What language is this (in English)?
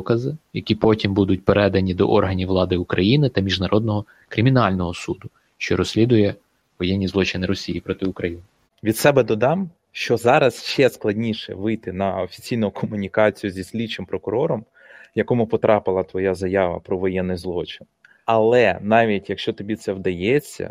Ukrainian